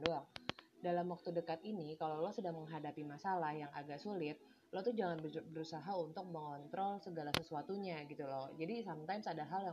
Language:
Indonesian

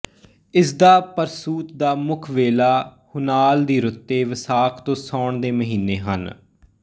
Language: Punjabi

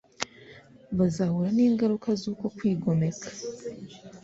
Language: Kinyarwanda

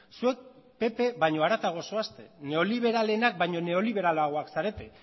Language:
Basque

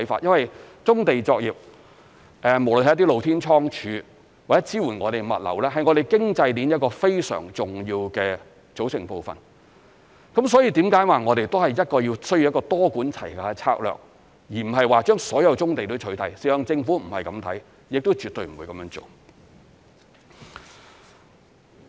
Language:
Cantonese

